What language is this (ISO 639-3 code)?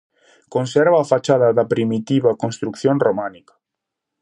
glg